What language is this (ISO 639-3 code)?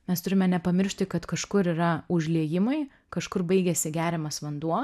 lit